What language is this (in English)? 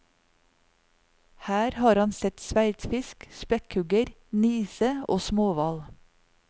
Norwegian